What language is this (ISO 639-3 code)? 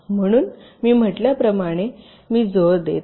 mar